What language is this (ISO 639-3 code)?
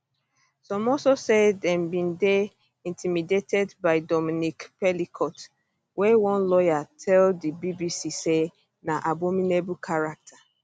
pcm